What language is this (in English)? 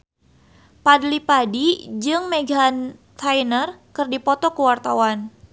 Sundanese